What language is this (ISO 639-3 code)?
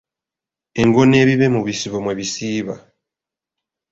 lug